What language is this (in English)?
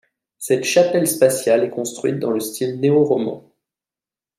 French